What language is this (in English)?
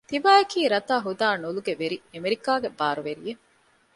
Divehi